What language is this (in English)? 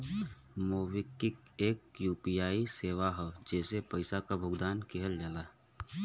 Bhojpuri